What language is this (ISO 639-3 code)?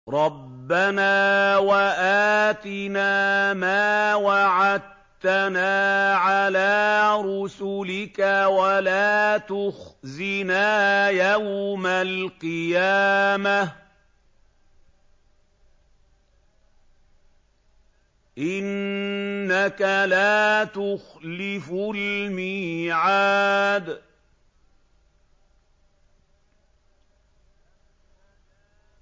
ara